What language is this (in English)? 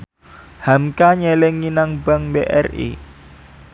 Javanese